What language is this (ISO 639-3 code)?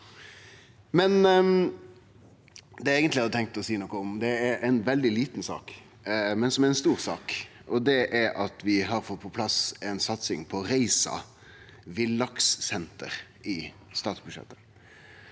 nor